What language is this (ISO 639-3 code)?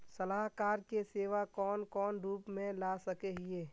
mag